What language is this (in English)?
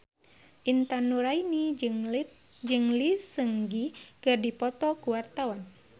Sundanese